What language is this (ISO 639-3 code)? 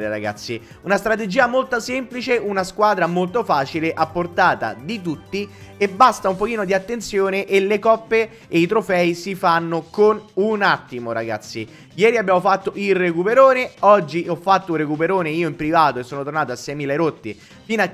ita